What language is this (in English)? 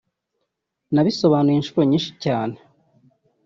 Kinyarwanda